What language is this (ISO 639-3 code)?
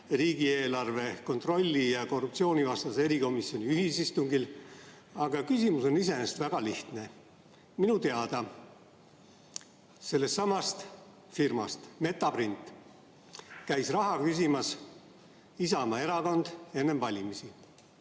est